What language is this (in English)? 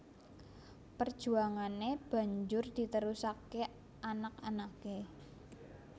Javanese